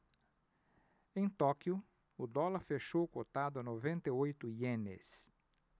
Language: Portuguese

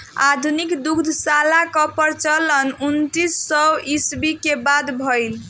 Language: Bhojpuri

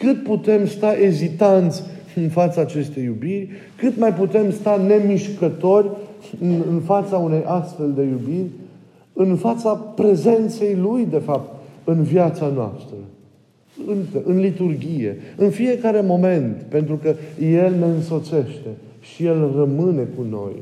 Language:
Romanian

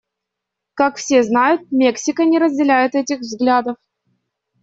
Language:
Russian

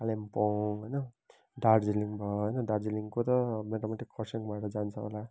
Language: Nepali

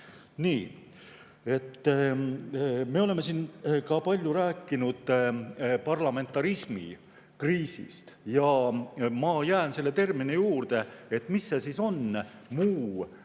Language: Estonian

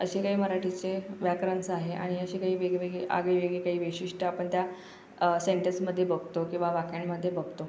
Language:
Marathi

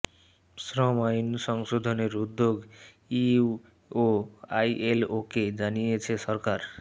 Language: Bangla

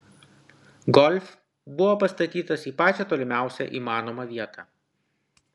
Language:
Lithuanian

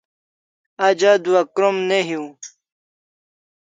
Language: Kalasha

